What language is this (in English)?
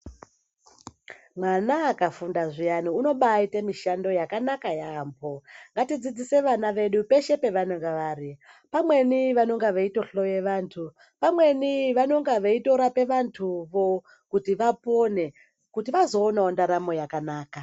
Ndau